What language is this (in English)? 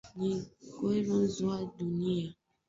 Swahili